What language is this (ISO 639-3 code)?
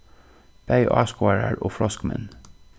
fao